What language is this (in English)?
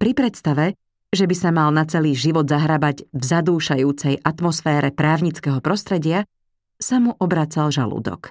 Slovak